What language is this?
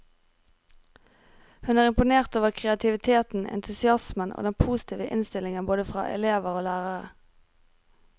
Norwegian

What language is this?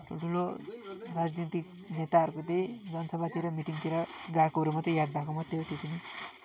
Nepali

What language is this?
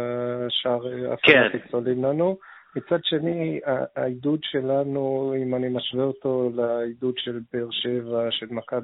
Hebrew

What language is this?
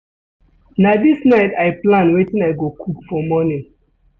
Nigerian Pidgin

